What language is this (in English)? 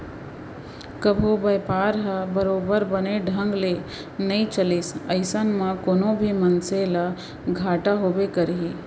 Chhattisgarhi